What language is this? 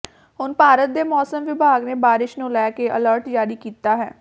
Punjabi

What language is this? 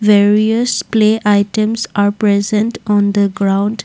English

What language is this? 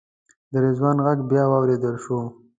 Pashto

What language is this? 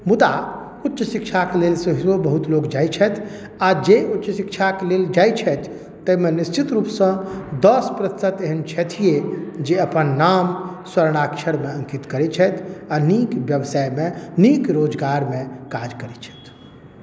Maithili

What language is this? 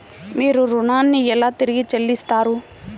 Telugu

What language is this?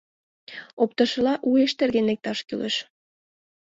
Mari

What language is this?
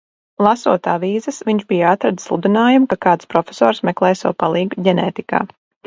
Latvian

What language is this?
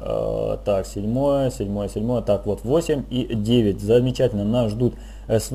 Russian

